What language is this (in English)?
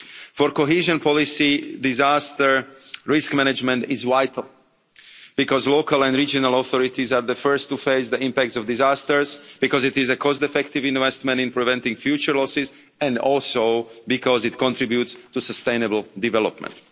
English